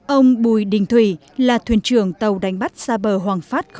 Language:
Vietnamese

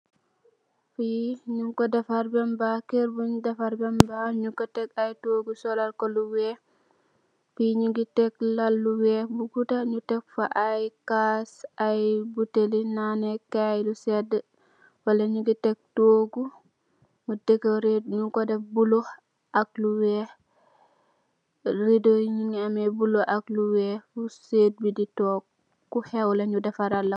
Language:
Wolof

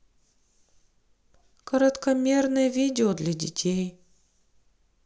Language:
Russian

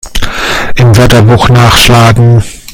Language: German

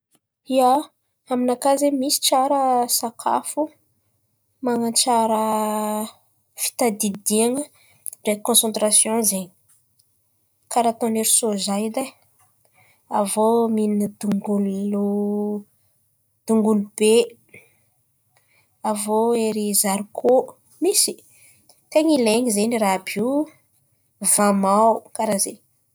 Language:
Antankarana Malagasy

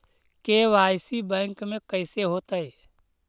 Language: Magahi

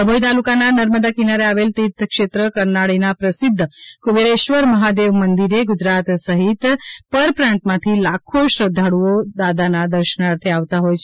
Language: Gujarati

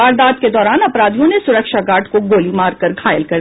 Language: Hindi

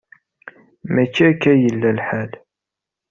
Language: Kabyle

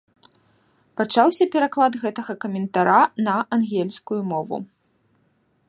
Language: Belarusian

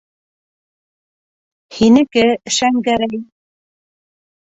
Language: Bashkir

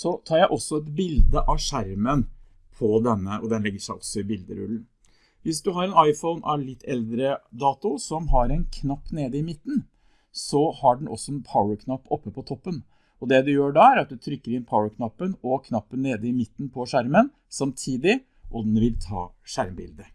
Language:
Norwegian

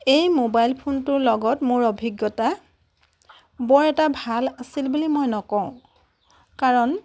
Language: Assamese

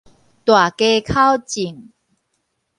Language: Min Nan Chinese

